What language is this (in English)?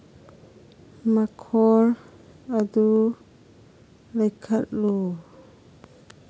Manipuri